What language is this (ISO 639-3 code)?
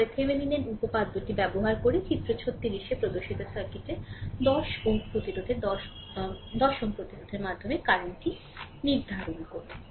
ben